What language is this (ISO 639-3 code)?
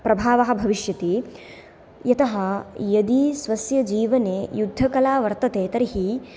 san